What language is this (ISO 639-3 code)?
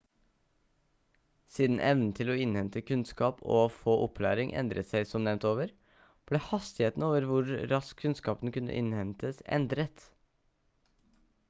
nob